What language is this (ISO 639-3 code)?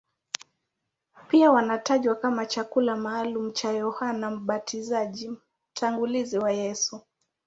swa